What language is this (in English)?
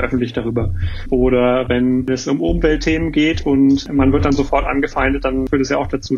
German